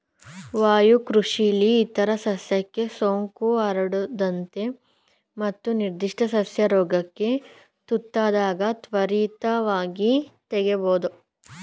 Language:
Kannada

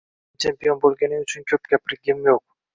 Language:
Uzbek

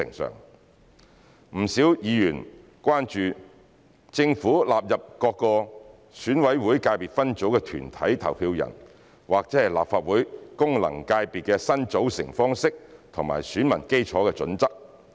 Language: Cantonese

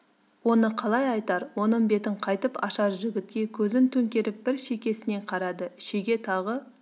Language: Kazakh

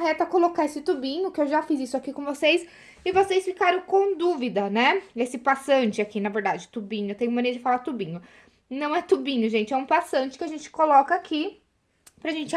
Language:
Portuguese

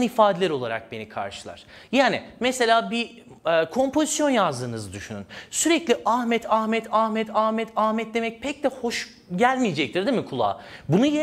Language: Turkish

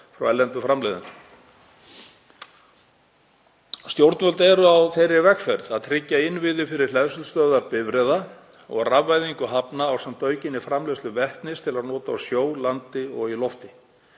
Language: Icelandic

